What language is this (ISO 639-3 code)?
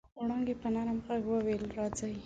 pus